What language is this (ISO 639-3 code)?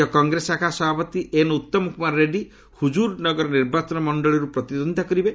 ori